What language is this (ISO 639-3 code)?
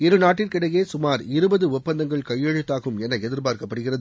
tam